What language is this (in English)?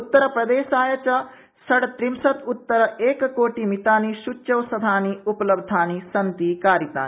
Sanskrit